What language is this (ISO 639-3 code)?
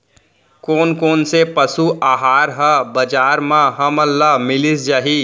hne